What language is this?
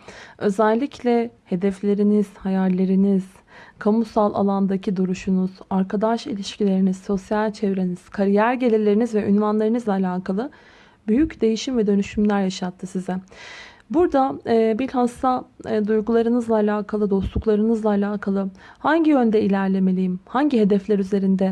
Turkish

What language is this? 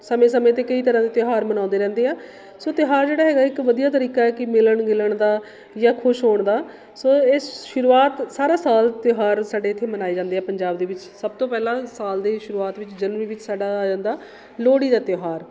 Punjabi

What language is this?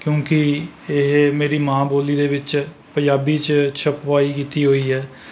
Punjabi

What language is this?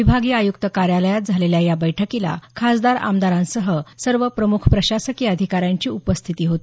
Marathi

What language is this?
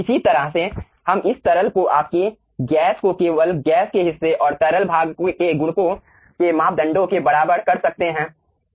Hindi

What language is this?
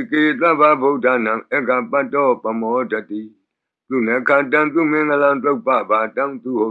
Burmese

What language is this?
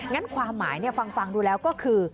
Thai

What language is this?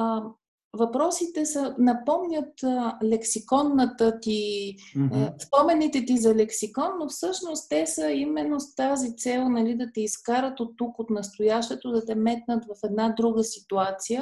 Bulgarian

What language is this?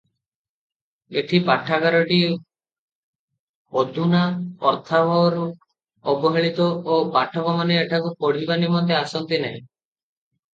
Odia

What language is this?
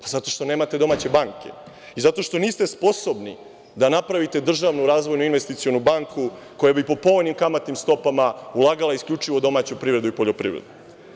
Serbian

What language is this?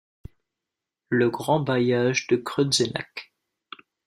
French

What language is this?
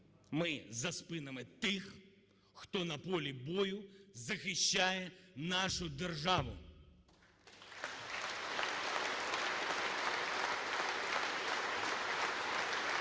Ukrainian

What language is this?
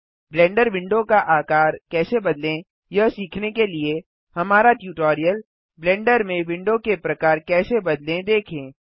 Hindi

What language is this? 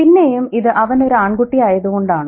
Malayalam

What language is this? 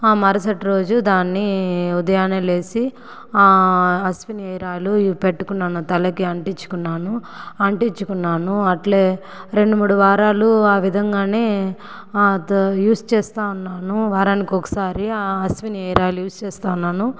Telugu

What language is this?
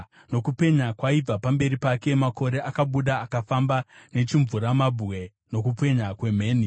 Shona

